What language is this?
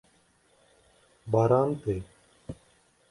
Kurdish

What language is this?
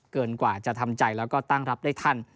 Thai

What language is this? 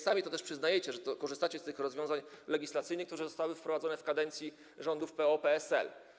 Polish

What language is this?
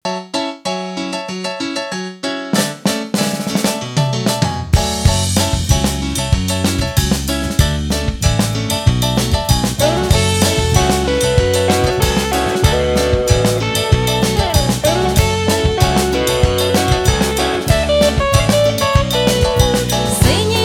Ukrainian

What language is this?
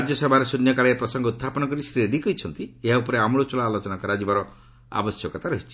Odia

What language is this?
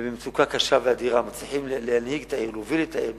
Hebrew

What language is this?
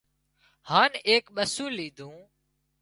Wadiyara Koli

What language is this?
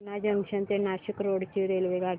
Marathi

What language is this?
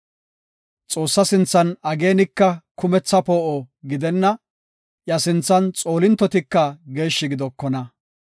Gofa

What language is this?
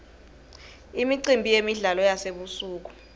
Swati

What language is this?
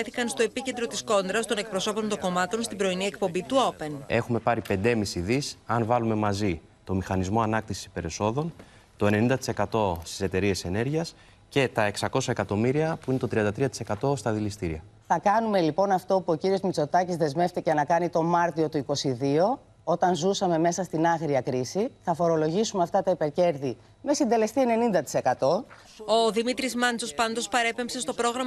Greek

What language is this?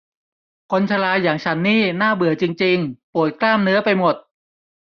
Thai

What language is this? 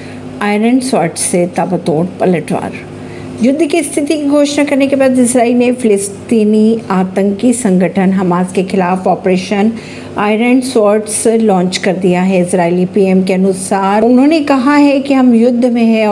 Hindi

